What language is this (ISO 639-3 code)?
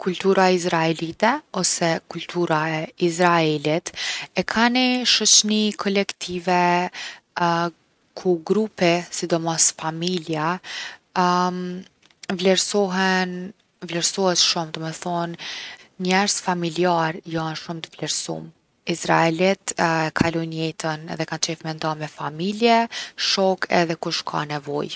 aln